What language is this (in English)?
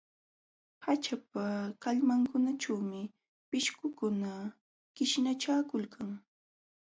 Jauja Wanca Quechua